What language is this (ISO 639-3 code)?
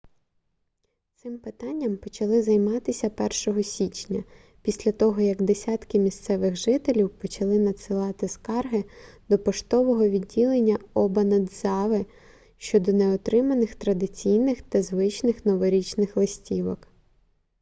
ukr